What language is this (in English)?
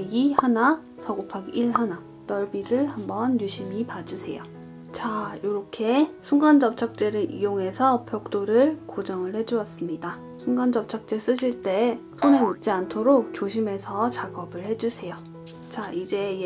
Korean